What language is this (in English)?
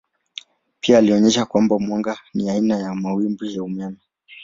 Swahili